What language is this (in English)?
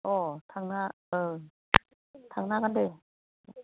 Bodo